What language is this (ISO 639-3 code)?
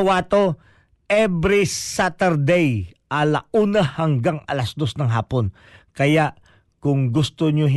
fil